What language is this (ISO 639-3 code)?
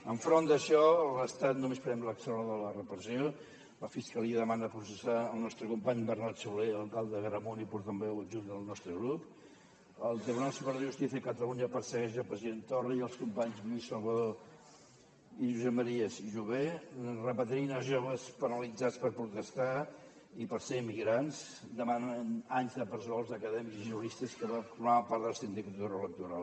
cat